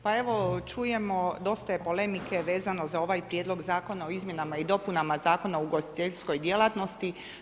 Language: Croatian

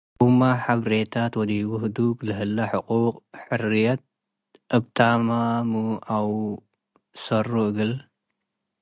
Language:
Tigre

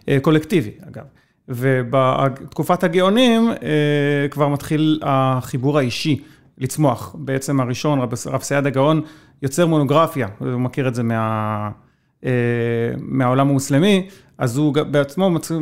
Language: Hebrew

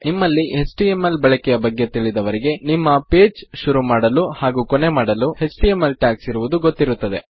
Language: Kannada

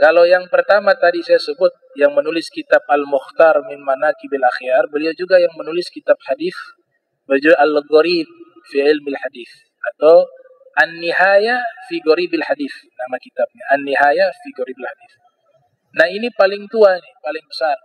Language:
Indonesian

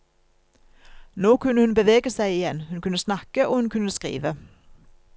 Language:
Norwegian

